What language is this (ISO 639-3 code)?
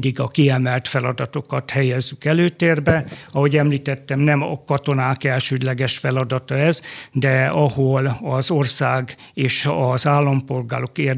hun